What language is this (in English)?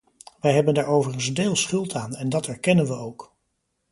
Dutch